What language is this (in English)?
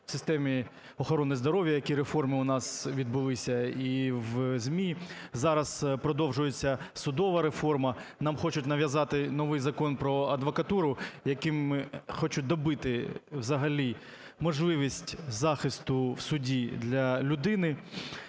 Ukrainian